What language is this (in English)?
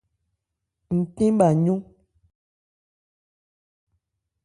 Ebrié